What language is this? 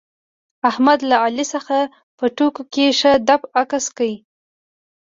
Pashto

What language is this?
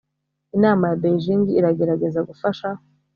Kinyarwanda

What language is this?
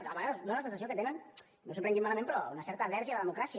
Catalan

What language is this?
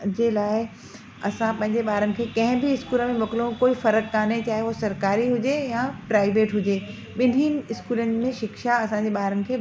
Sindhi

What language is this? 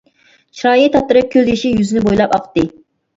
Uyghur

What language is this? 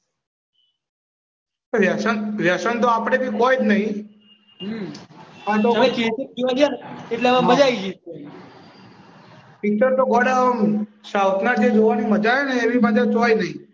Gujarati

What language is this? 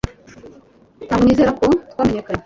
Kinyarwanda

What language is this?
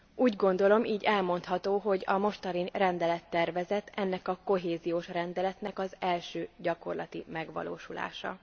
Hungarian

